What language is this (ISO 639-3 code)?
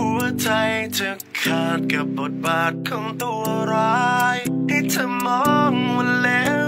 tha